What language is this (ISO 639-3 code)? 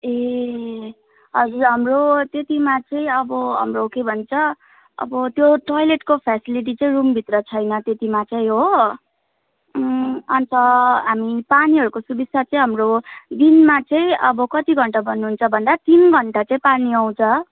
nep